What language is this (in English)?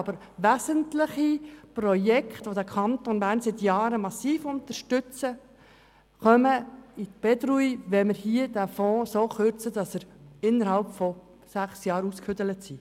Swiss German